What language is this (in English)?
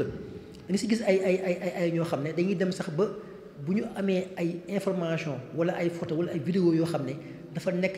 Arabic